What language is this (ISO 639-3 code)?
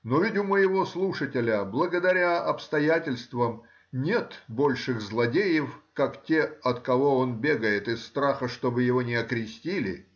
rus